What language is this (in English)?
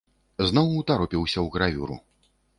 Belarusian